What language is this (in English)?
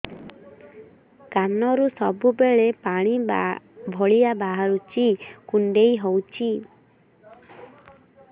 Odia